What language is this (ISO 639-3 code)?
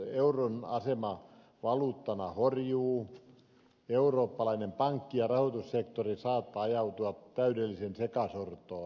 fin